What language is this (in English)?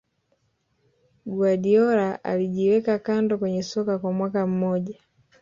Swahili